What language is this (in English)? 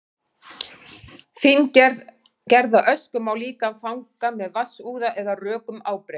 Icelandic